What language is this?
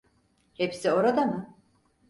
Turkish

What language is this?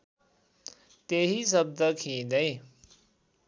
Nepali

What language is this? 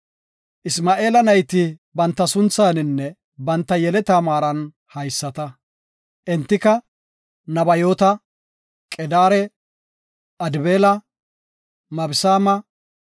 Gofa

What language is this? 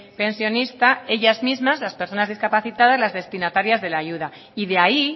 Spanish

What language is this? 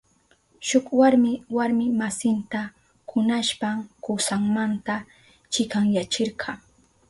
Southern Pastaza Quechua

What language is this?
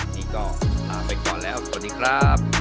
Thai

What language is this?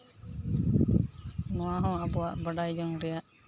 Santali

